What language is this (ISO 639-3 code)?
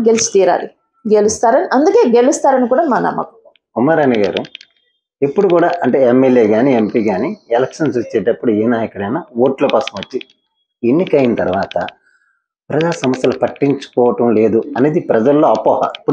tel